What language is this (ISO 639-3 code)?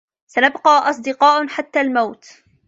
ara